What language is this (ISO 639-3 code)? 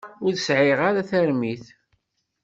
kab